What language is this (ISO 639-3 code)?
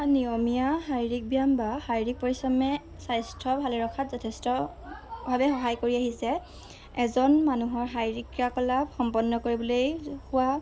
asm